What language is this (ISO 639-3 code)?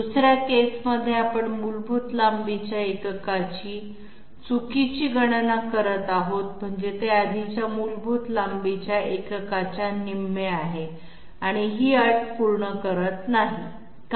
mar